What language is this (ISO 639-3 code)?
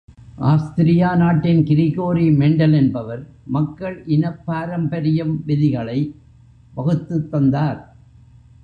tam